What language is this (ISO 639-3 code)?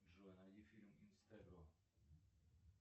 rus